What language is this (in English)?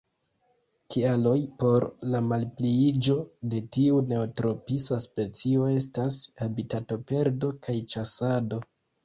Esperanto